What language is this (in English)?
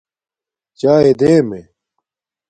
Domaaki